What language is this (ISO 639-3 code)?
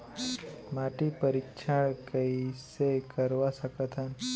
hne